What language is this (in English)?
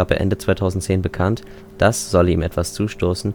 German